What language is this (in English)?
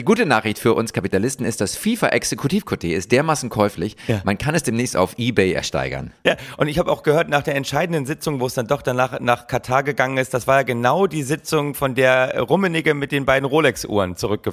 German